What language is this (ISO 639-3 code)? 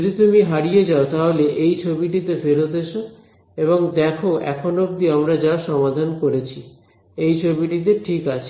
ben